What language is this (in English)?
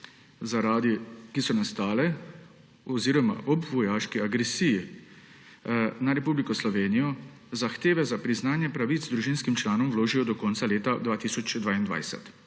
Slovenian